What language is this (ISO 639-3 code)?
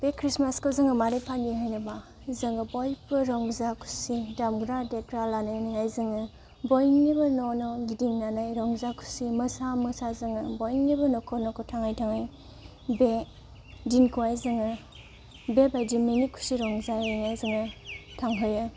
brx